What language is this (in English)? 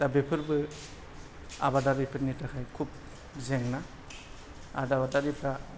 Bodo